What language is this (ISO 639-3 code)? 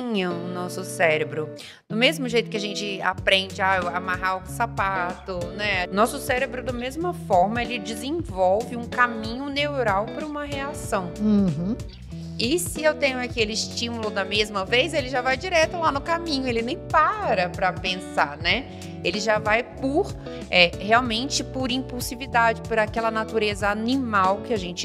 por